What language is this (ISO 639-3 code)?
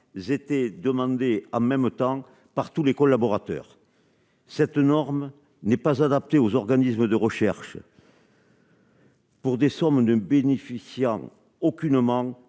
fra